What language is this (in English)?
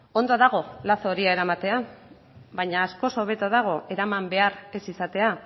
Basque